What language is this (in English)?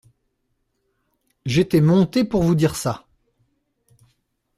French